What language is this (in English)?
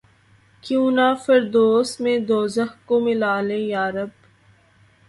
Urdu